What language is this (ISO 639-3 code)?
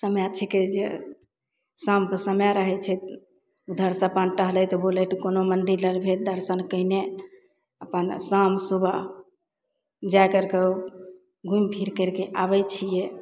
mai